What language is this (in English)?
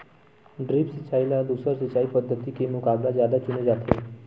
Chhattisgarhi